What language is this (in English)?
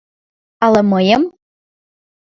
Mari